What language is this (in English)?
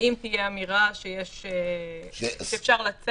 Hebrew